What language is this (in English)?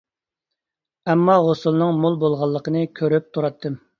Uyghur